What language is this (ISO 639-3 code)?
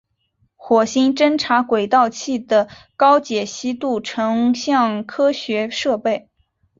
zho